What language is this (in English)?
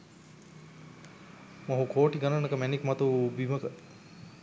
Sinhala